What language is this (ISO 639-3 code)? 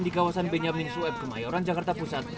ind